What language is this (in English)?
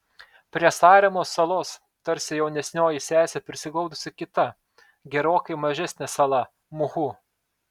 Lithuanian